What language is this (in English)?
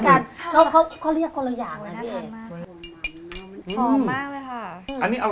Thai